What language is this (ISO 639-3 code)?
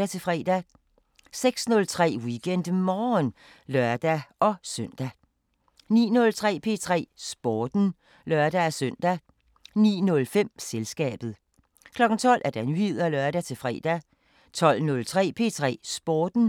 dan